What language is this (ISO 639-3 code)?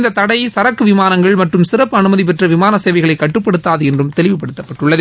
tam